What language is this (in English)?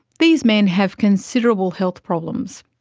English